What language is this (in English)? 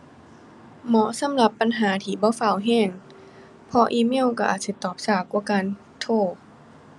Thai